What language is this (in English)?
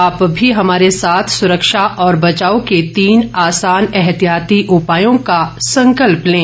Hindi